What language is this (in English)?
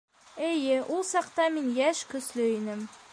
Bashkir